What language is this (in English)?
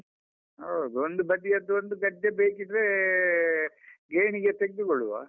Kannada